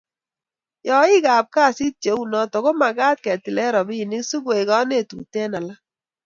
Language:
Kalenjin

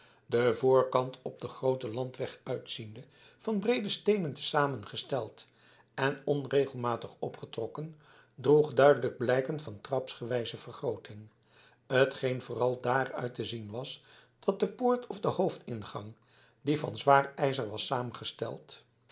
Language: Dutch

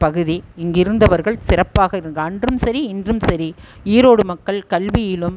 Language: Tamil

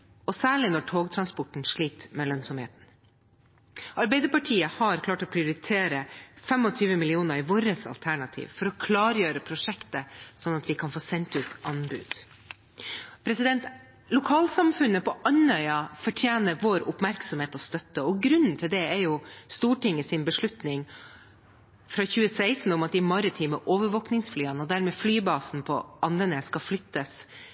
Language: Norwegian Nynorsk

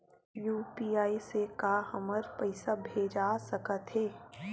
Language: Chhattisgarhi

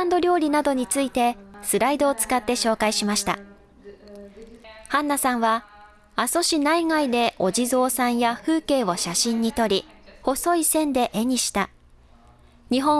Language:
Japanese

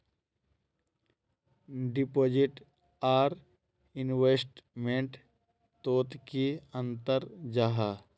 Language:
Magahi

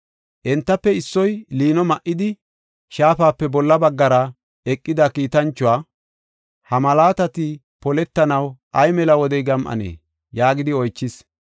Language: Gofa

